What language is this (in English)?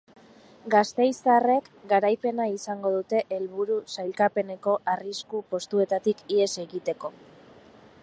Basque